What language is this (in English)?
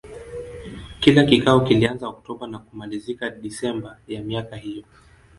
Swahili